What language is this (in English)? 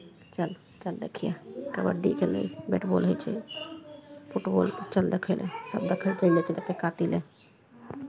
Maithili